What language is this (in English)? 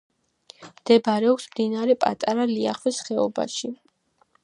Georgian